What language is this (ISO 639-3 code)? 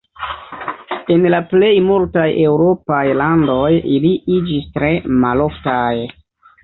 epo